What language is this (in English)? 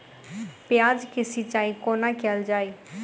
Maithili